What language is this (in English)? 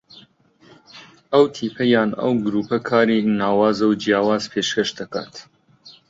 Central Kurdish